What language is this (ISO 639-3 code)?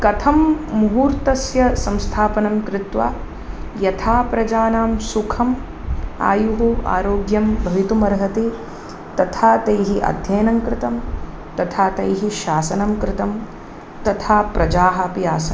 san